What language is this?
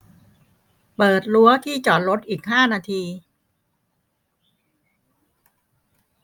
Thai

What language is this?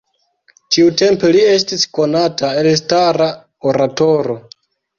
Esperanto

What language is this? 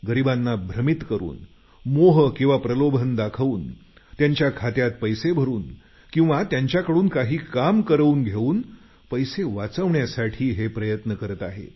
Marathi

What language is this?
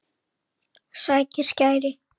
Icelandic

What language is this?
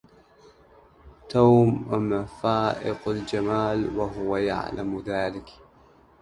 Arabic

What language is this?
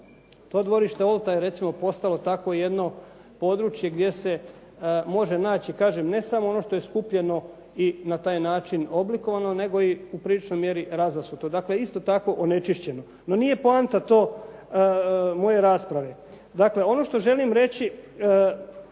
Croatian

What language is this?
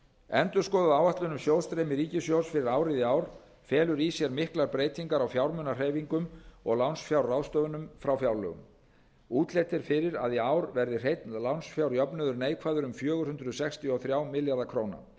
Icelandic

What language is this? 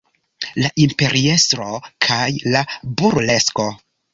Esperanto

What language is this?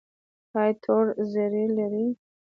Pashto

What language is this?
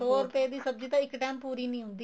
Punjabi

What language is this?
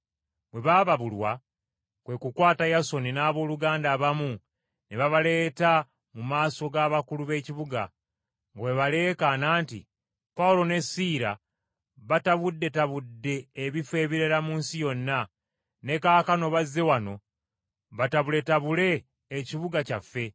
Ganda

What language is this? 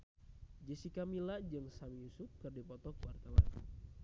Sundanese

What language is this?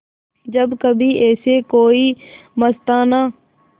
Hindi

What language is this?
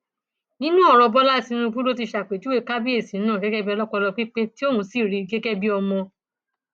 Yoruba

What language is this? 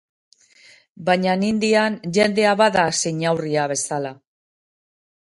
Basque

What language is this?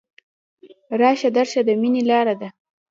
Pashto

